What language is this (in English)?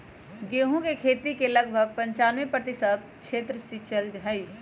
Magahi